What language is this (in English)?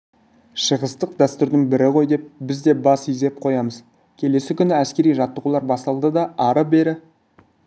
Kazakh